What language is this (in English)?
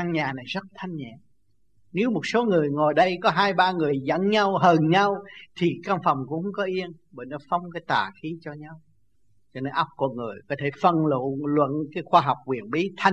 Vietnamese